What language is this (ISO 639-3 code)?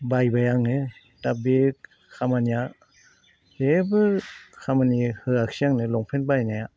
brx